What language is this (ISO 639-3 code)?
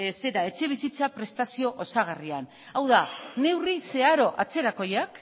eus